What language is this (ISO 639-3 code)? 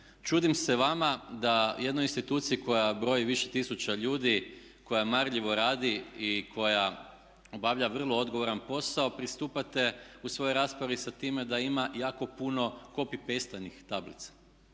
hrv